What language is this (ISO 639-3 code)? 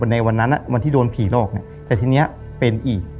tha